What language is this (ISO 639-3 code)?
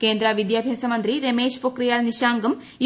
mal